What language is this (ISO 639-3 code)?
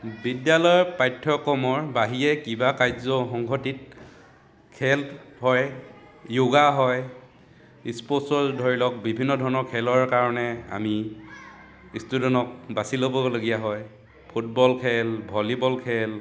asm